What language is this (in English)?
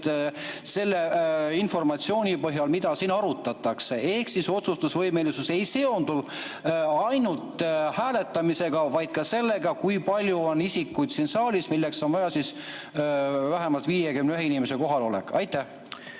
Estonian